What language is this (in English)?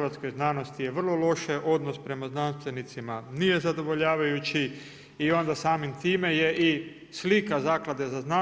Croatian